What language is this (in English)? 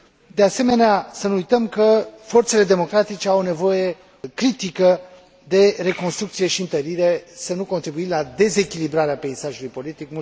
Romanian